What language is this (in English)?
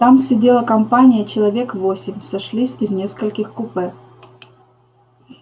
Russian